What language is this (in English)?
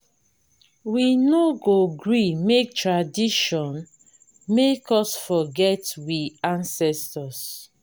Nigerian Pidgin